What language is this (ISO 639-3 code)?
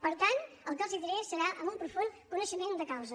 cat